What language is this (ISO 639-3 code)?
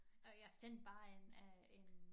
dan